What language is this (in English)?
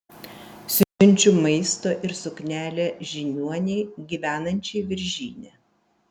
Lithuanian